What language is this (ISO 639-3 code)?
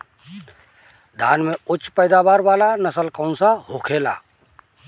bho